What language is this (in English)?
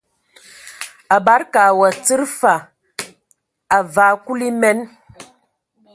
Ewondo